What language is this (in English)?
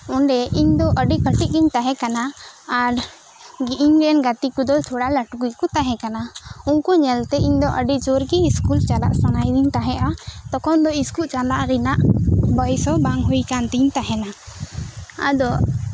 Santali